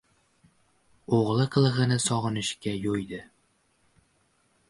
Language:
Uzbek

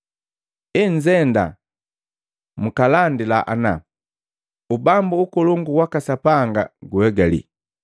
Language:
Matengo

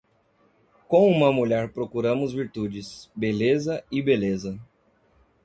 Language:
Portuguese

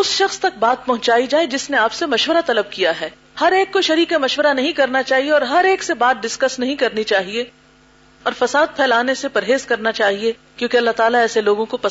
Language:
Urdu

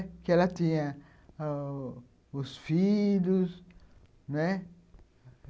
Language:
Portuguese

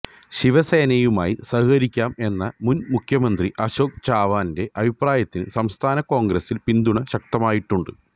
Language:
Malayalam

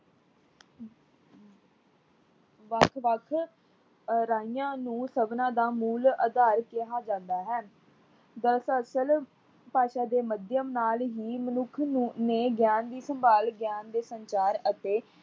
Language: Punjabi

